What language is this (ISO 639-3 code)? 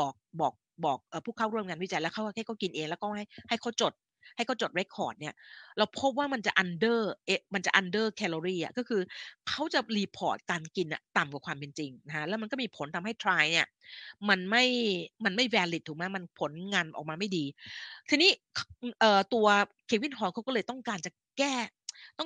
tha